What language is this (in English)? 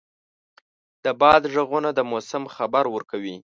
Pashto